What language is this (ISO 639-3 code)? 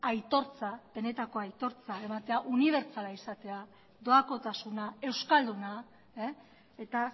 eus